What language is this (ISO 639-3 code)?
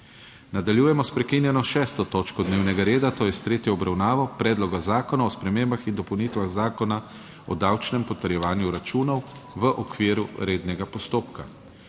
slv